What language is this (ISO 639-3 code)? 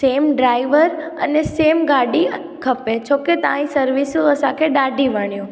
snd